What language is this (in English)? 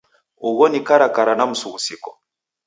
Taita